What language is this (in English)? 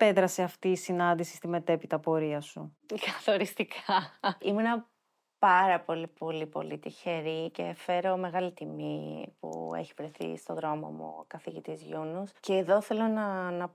Greek